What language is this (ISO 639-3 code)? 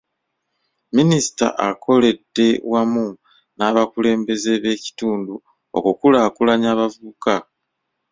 lug